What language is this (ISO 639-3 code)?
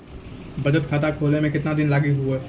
mai